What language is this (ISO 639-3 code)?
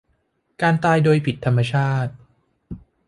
tha